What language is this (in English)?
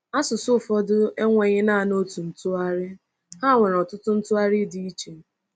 Igbo